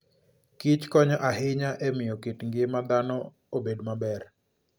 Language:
Luo (Kenya and Tanzania)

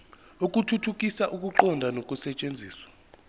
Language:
Zulu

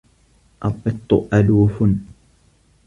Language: Arabic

